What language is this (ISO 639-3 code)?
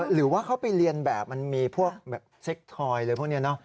tha